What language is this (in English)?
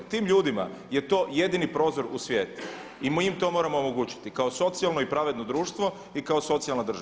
Croatian